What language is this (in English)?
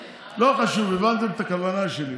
Hebrew